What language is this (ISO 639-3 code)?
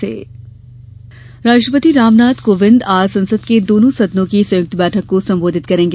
hin